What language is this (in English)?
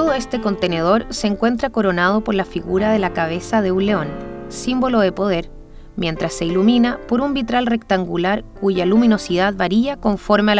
Spanish